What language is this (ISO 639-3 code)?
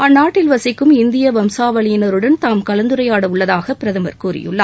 tam